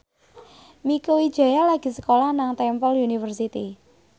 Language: Javanese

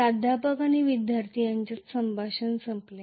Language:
Marathi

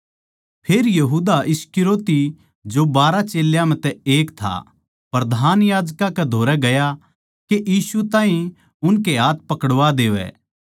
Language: Haryanvi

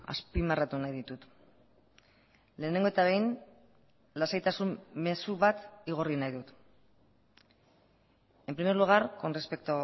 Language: Basque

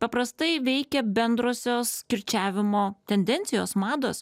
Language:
Lithuanian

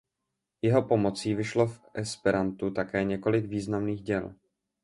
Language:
Czech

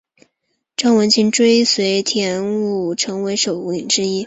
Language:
Chinese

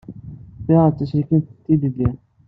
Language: Kabyle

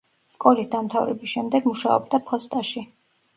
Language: Georgian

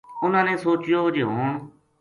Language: Gujari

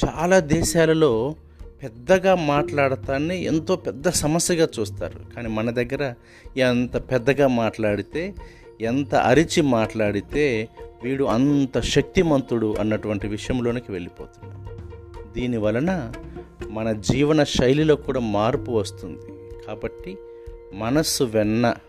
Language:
Telugu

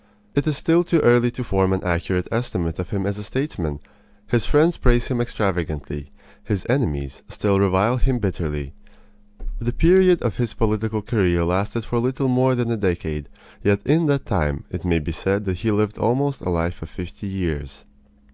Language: English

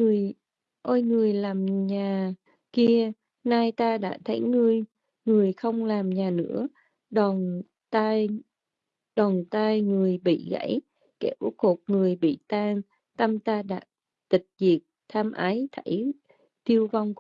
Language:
Vietnamese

